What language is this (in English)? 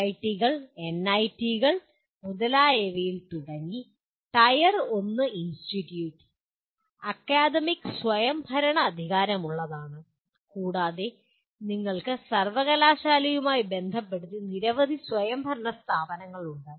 Malayalam